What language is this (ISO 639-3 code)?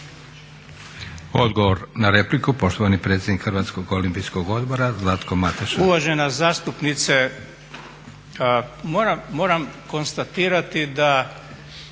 hrv